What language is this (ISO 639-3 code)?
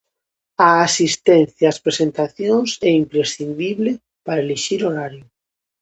glg